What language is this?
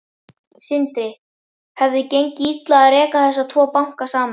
Icelandic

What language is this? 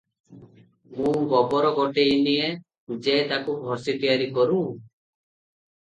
Odia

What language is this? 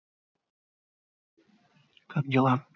Russian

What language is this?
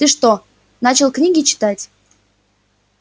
Russian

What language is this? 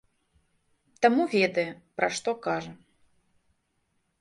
Belarusian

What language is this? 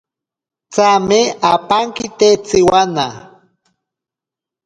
Ashéninka Perené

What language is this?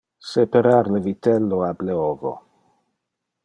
Interlingua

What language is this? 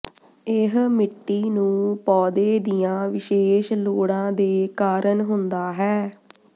Punjabi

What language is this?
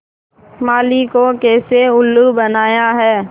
Hindi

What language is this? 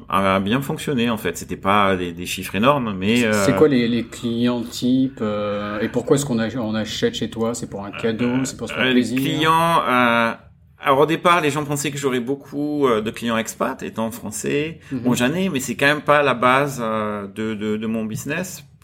French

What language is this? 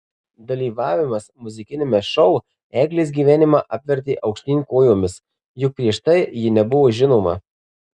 Lithuanian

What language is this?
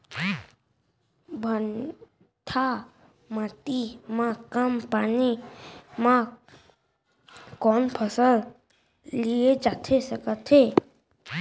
Chhattisgarhi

